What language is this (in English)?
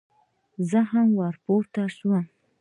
Pashto